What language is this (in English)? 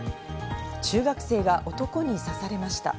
Japanese